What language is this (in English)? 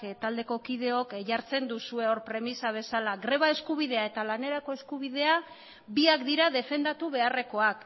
Basque